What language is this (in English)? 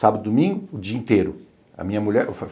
Portuguese